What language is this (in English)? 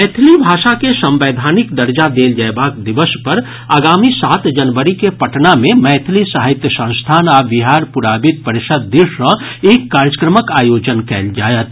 Maithili